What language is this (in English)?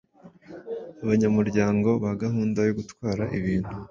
Kinyarwanda